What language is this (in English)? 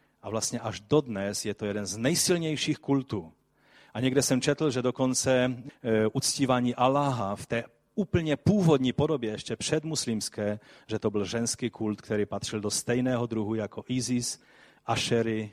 Czech